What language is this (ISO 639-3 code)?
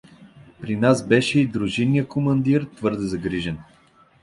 bul